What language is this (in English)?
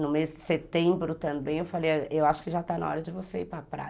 Portuguese